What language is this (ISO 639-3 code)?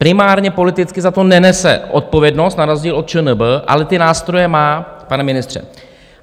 ces